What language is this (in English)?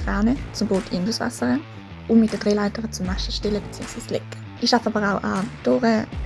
German